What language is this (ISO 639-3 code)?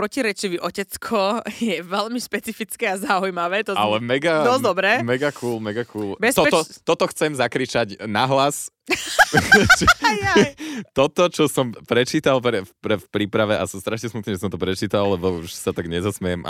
slk